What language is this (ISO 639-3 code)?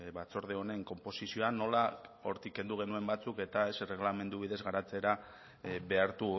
eus